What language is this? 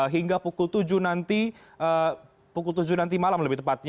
Indonesian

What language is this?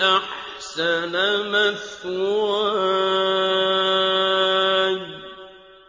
Arabic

